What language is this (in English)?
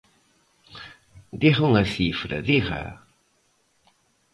Galician